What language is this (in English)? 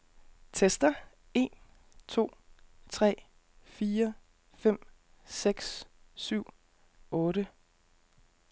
Danish